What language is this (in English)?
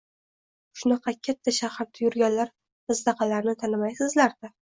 Uzbek